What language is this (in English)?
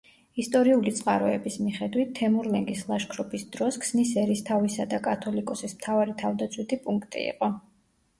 Georgian